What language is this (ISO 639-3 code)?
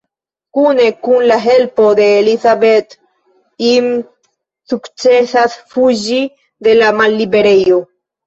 epo